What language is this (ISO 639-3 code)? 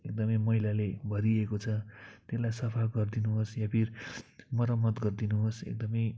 nep